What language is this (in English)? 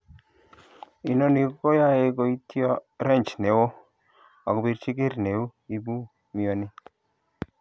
Kalenjin